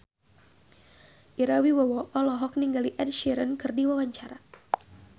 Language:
Sundanese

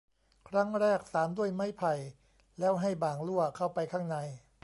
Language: Thai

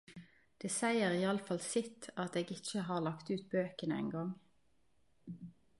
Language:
Norwegian Nynorsk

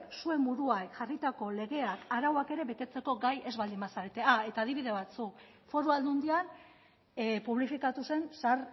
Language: Basque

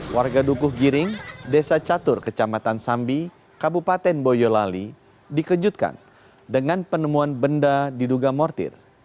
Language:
Indonesian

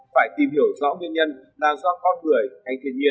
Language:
Vietnamese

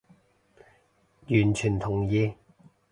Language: Cantonese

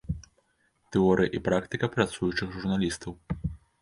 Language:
Belarusian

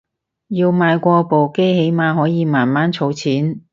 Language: Cantonese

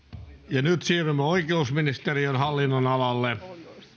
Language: Finnish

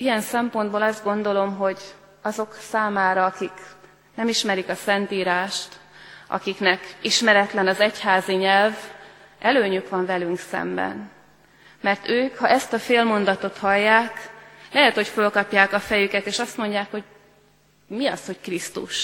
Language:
Hungarian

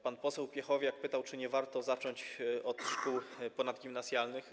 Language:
Polish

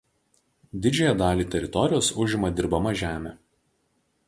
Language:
Lithuanian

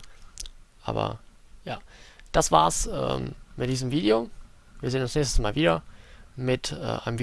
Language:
German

